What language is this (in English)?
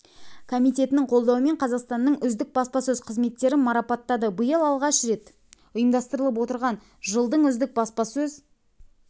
Kazakh